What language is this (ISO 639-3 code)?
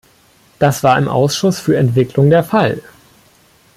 deu